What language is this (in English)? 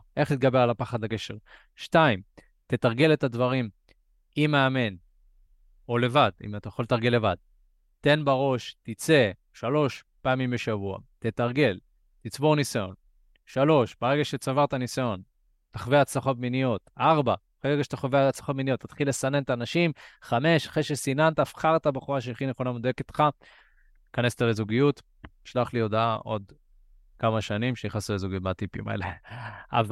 Hebrew